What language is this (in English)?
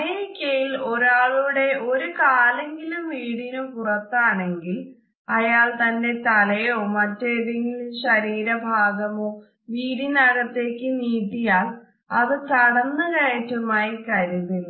Malayalam